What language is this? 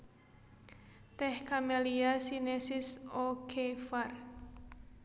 Javanese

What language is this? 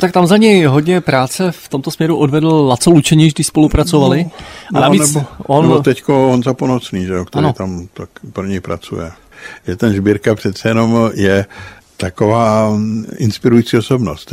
Czech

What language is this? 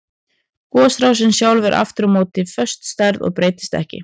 Icelandic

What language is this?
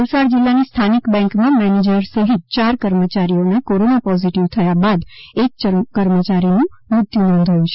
Gujarati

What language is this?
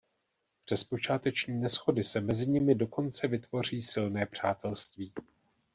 Czech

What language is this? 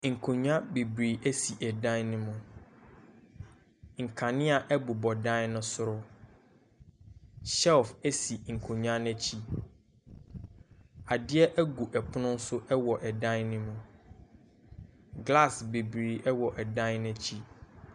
Akan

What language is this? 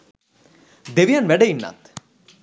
Sinhala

